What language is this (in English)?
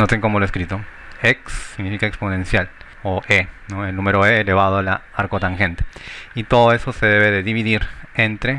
Spanish